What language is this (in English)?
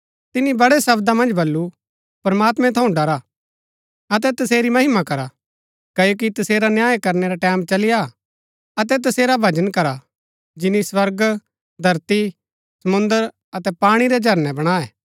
Gaddi